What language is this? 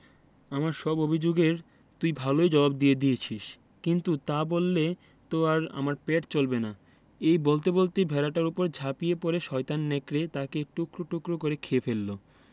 Bangla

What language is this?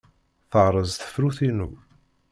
Kabyle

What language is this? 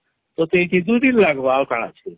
Odia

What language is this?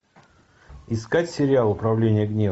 Russian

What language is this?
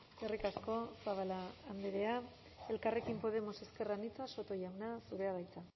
Basque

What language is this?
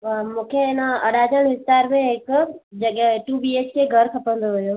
Sindhi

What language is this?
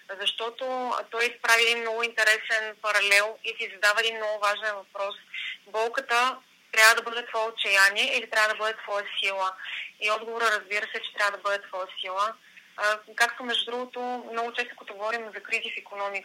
Bulgarian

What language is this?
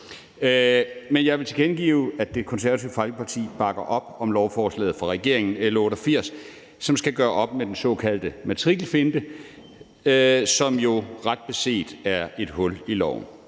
Danish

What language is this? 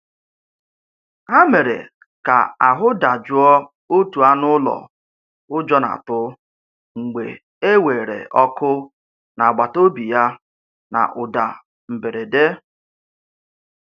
Igbo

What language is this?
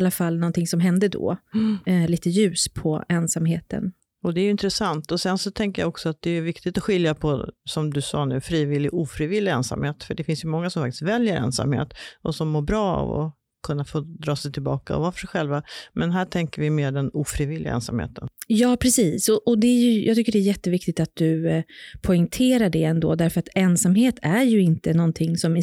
Swedish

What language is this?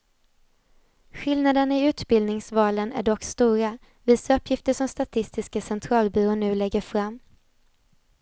Swedish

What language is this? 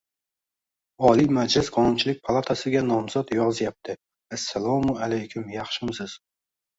Uzbek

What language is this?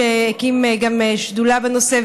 Hebrew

